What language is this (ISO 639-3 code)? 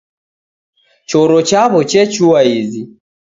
dav